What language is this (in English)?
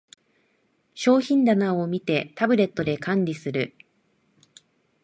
Japanese